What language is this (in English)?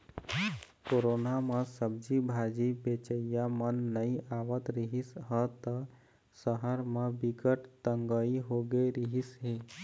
Chhattisgarhi